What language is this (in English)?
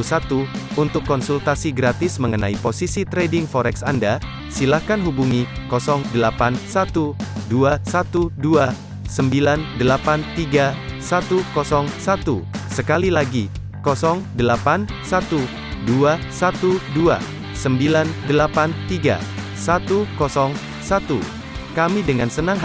Indonesian